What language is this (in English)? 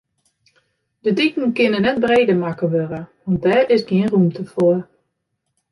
Western Frisian